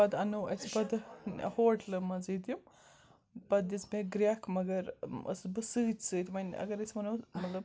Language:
Kashmiri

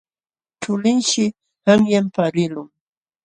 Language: Jauja Wanca Quechua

